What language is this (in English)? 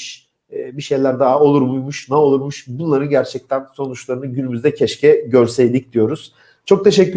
Turkish